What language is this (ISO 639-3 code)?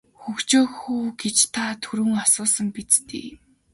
mon